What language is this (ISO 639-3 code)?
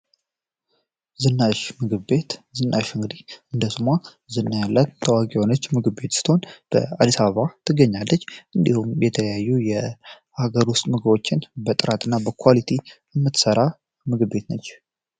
amh